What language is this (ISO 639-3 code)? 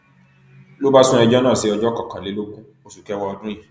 yor